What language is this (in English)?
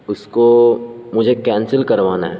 Urdu